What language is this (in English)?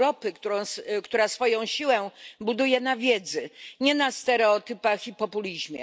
Polish